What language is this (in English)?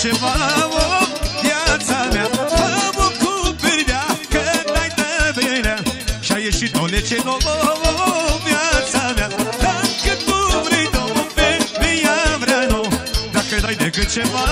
Romanian